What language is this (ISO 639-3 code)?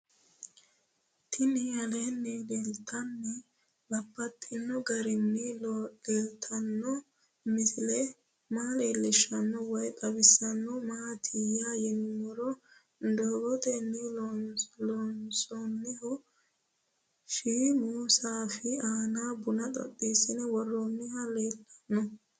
sid